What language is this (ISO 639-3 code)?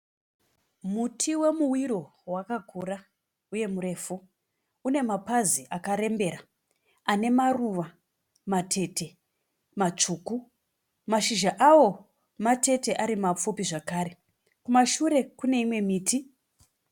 sna